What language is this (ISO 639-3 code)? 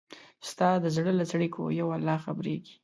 pus